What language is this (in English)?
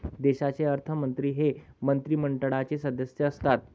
Marathi